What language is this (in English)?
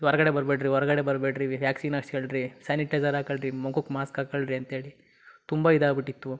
Kannada